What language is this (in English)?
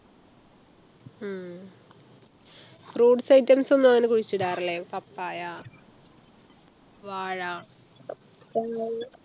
Malayalam